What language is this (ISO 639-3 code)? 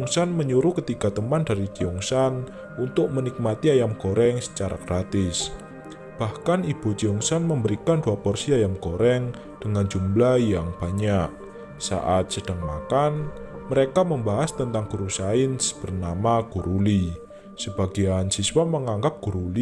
ind